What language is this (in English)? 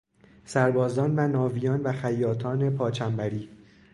Persian